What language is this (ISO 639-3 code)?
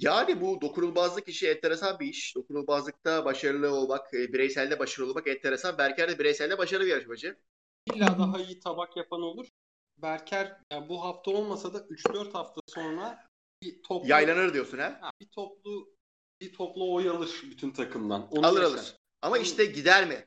tur